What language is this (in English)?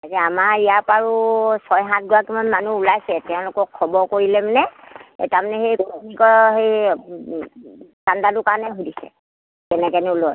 Assamese